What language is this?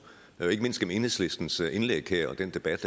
Danish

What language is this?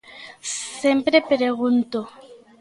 Galician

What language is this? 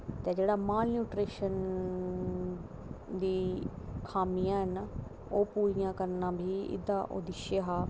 Dogri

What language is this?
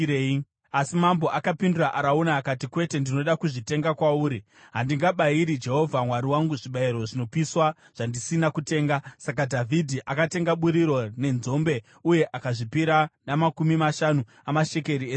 Shona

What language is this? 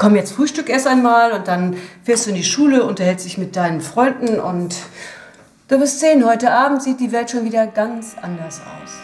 German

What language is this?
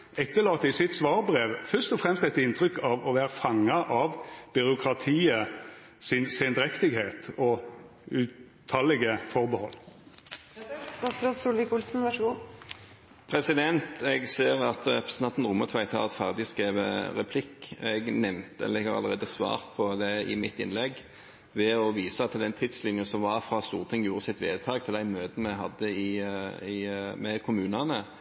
Norwegian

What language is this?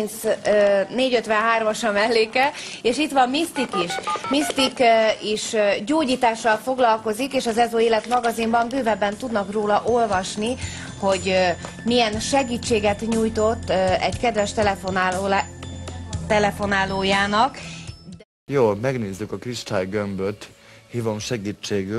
Hungarian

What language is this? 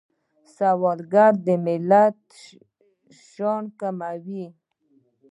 Pashto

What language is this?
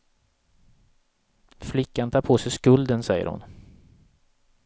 Swedish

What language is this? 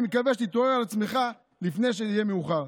Hebrew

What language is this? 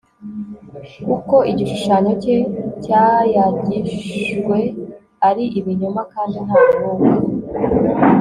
Kinyarwanda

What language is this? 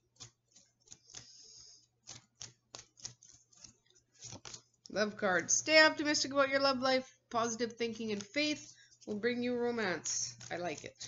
English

